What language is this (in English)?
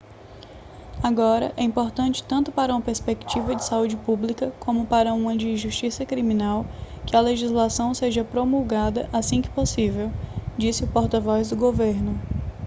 Portuguese